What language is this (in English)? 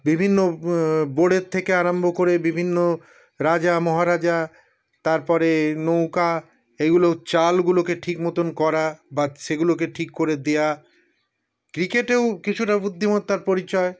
Bangla